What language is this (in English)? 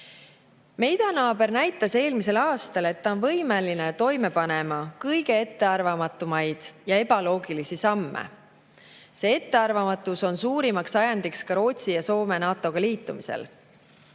Estonian